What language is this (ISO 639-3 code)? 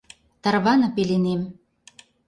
chm